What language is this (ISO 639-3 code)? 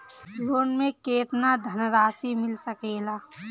bho